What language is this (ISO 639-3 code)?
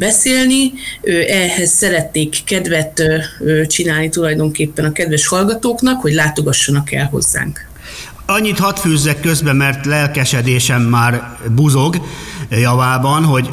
hun